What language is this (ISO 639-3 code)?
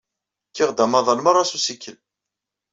kab